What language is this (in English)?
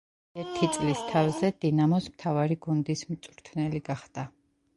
Georgian